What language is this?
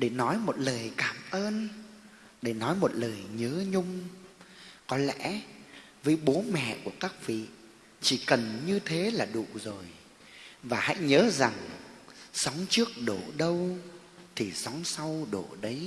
Vietnamese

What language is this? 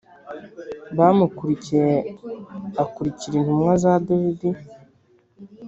Kinyarwanda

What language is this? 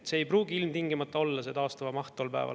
Estonian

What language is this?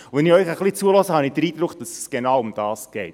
Swiss German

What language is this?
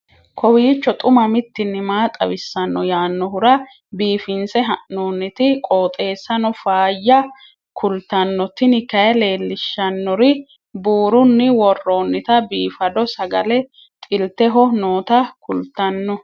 Sidamo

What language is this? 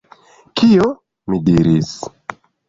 Esperanto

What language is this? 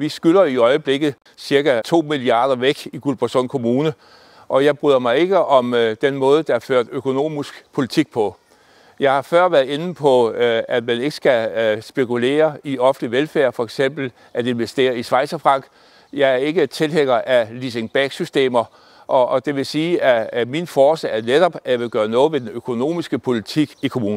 Danish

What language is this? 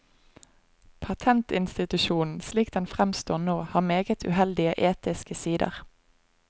Norwegian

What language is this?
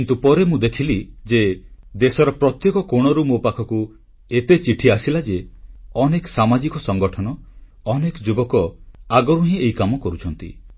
Odia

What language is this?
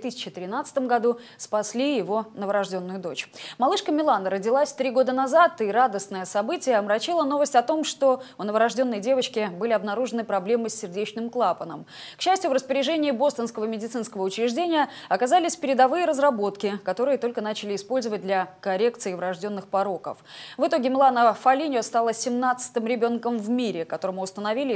Russian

